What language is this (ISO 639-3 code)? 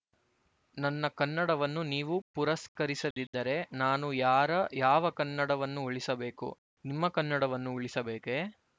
kan